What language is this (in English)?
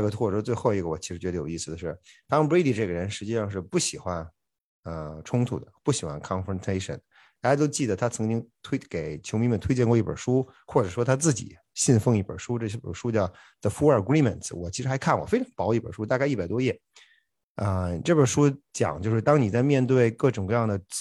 Chinese